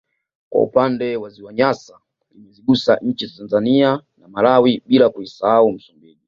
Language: Swahili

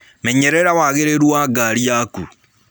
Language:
Kikuyu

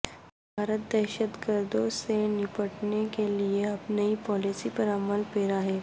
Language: Urdu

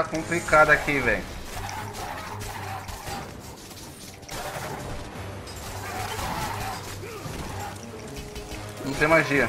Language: Portuguese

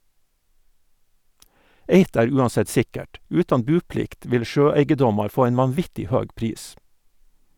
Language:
Norwegian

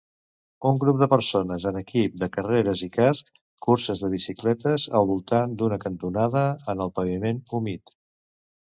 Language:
Catalan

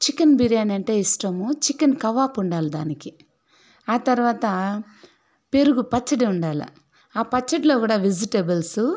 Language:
Telugu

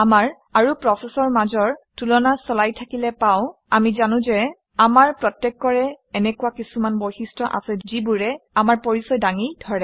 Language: Assamese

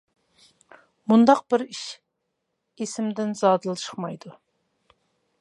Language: Uyghur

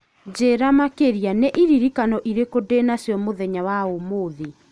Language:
Kikuyu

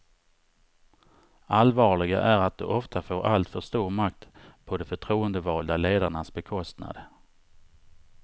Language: Swedish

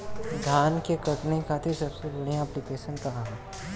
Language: Bhojpuri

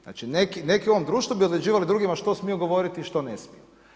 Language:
Croatian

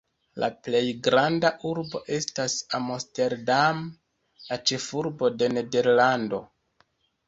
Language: Esperanto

